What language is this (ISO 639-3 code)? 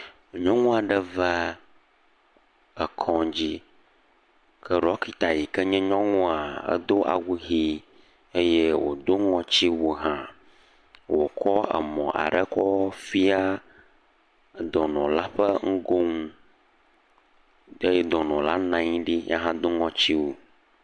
ewe